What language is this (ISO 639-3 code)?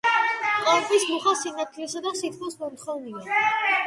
kat